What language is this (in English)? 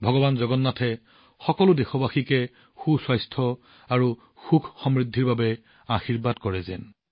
Assamese